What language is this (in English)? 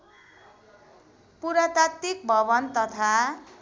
Nepali